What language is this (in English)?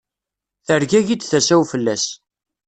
Kabyle